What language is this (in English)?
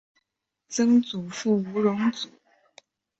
Chinese